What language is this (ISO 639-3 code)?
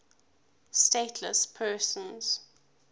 eng